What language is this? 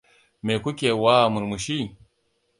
Hausa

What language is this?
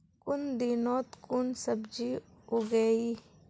Magahi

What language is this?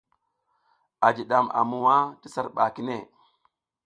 South Giziga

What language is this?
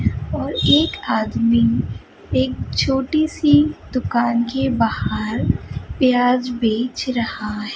Hindi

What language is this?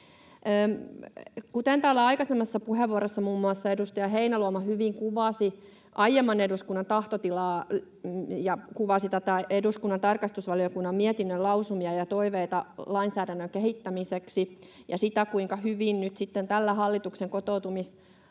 Finnish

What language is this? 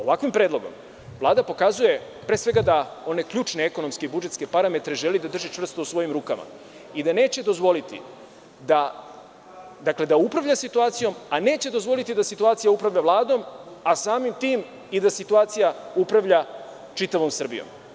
Serbian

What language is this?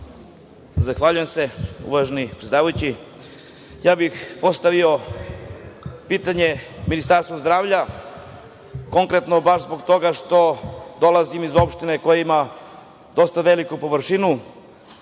Serbian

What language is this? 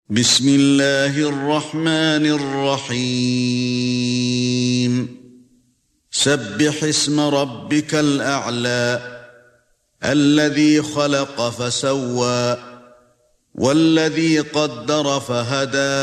Arabic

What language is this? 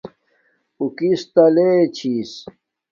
Domaaki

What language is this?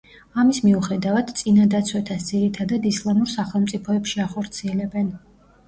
Georgian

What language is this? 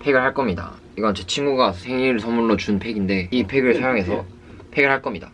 Korean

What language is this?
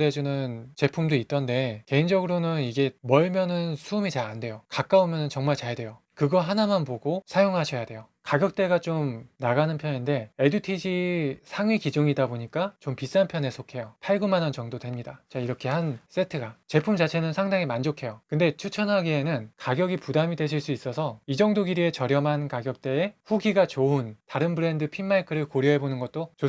Korean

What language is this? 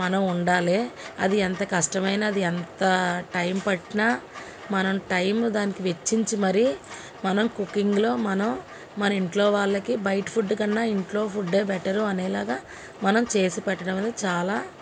Telugu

